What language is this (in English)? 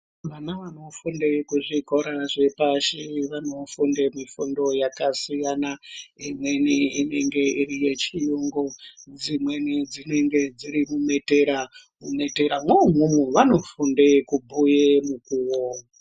Ndau